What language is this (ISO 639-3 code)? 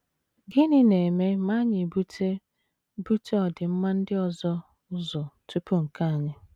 ibo